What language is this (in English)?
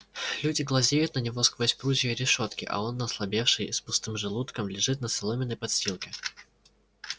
Russian